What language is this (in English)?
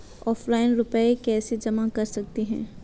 Hindi